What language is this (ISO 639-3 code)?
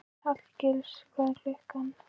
isl